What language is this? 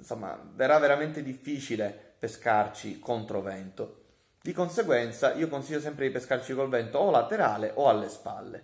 Italian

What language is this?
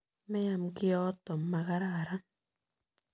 Kalenjin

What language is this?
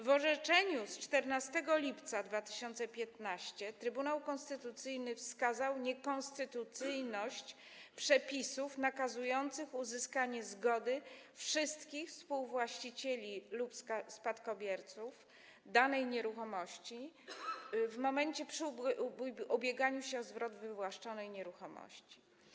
Polish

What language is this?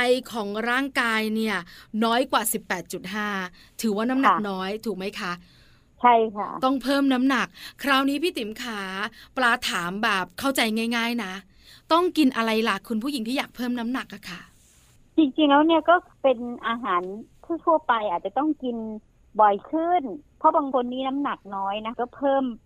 Thai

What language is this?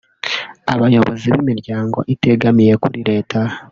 Kinyarwanda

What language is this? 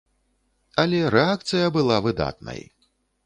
Belarusian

